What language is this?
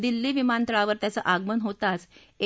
Marathi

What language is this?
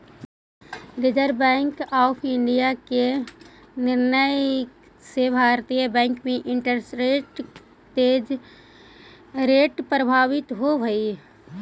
Magahi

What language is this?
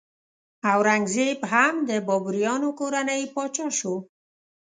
Pashto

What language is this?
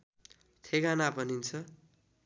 Nepali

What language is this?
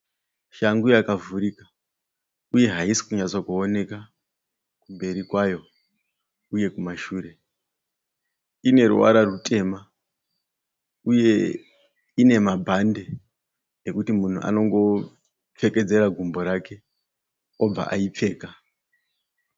Shona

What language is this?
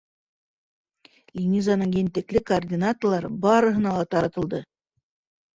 Bashkir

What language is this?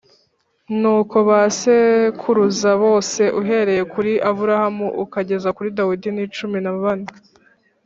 Kinyarwanda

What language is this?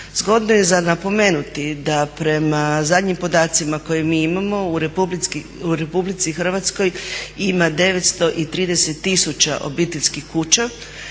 Croatian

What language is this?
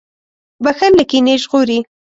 Pashto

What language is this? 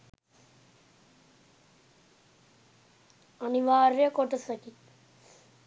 Sinhala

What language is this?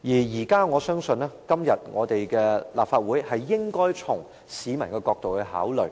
Cantonese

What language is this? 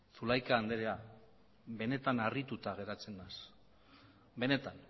Basque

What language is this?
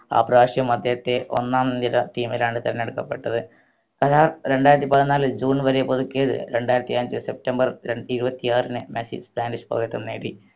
Malayalam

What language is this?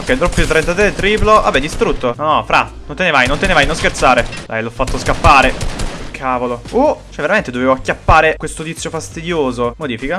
Italian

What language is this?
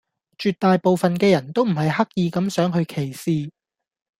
Cantonese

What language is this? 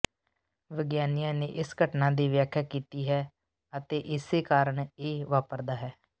Punjabi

